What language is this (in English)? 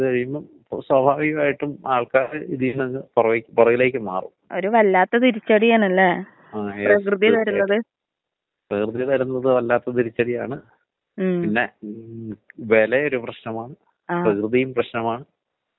Malayalam